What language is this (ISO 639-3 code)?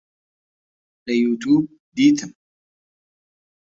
ckb